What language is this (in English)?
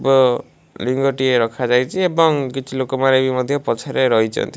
Odia